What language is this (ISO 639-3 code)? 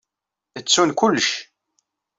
kab